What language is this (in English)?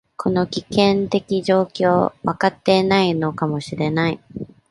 Japanese